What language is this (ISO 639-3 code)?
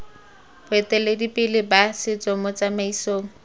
tsn